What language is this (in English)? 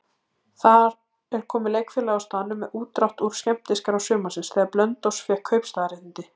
Icelandic